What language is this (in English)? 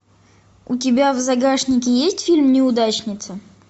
Russian